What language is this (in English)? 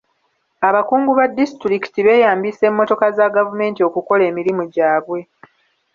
Ganda